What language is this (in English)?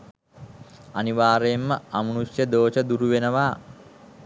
Sinhala